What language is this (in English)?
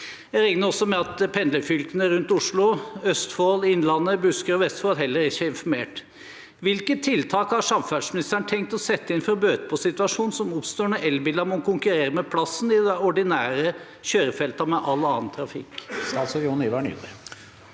Norwegian